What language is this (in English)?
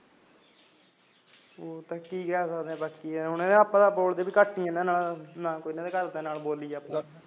Punjabi